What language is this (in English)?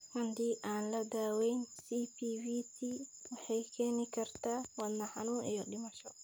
Somali